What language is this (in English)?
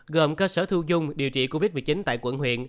Vietnamese